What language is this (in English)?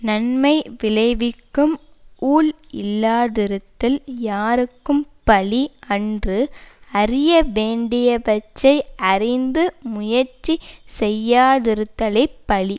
Tamil